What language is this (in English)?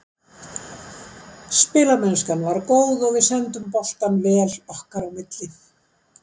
Icelandic